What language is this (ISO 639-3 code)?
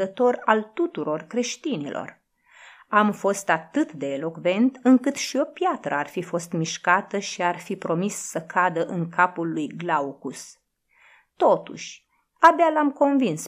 ron